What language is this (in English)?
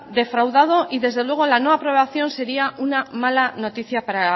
Spanish